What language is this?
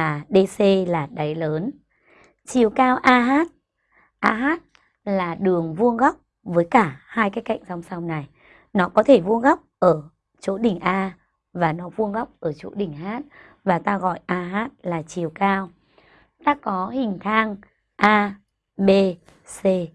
Vietnamese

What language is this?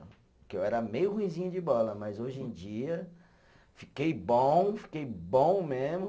Portuguese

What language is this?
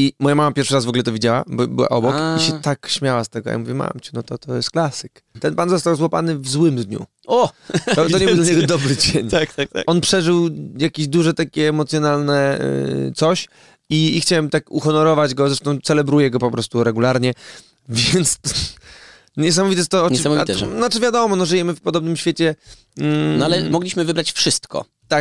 Polish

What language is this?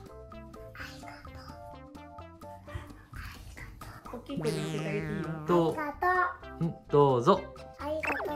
Japanese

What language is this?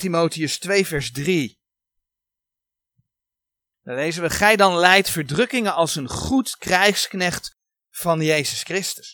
Dutch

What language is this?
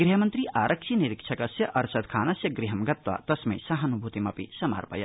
Sanskrit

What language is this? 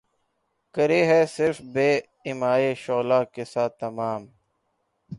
Urdu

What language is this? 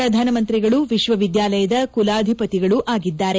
Kannada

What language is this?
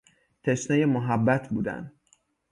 Persian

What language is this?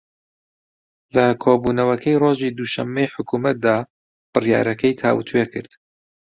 Central Kurdish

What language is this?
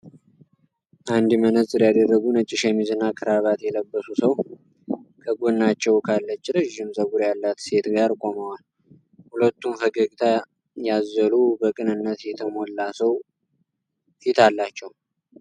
Amharic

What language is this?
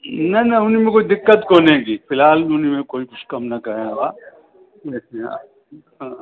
Sindhi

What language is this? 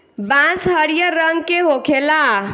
Bhojpuri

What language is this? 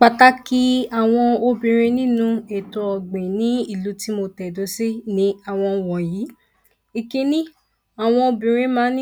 Yoruba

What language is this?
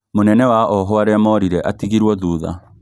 Kikuyu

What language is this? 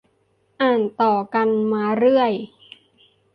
Thai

